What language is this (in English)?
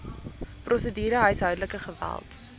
Afrikaans